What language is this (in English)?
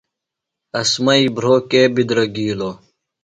Phalura